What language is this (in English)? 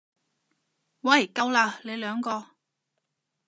Cantonese